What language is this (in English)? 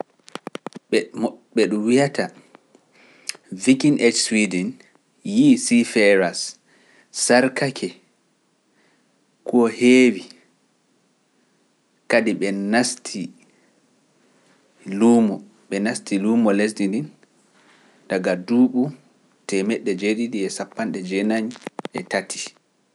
Pular